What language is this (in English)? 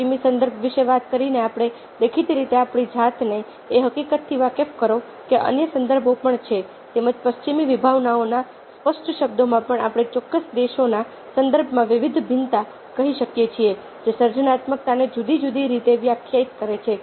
Gujarati